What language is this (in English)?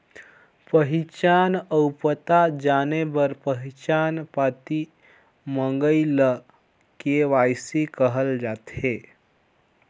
Chhattisgarhi